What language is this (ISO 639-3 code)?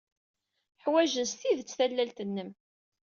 kab